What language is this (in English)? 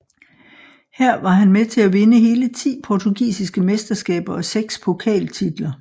Danish